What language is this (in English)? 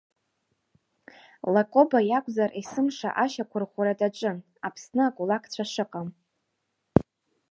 Abkhazian